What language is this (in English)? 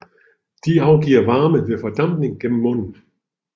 Danish